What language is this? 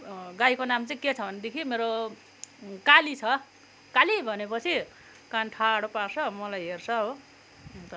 Nepali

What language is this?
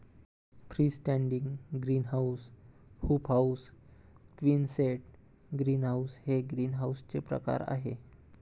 Marathi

